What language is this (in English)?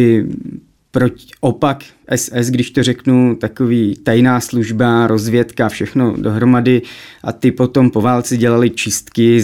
Czech